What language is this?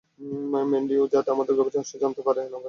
Bangla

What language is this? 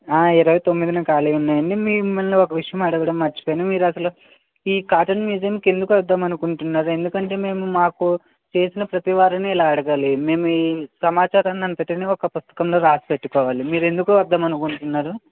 Telugu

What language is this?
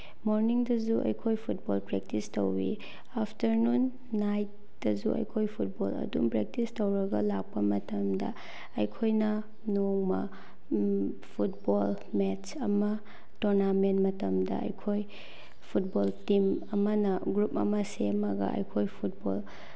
Manipuri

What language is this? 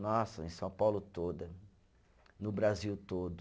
Portuguese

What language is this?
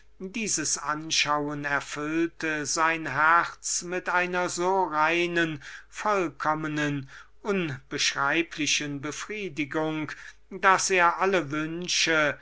German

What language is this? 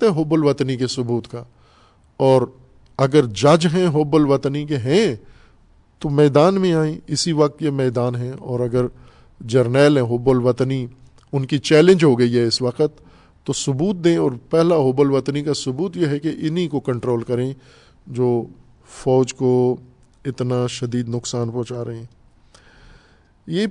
Urdu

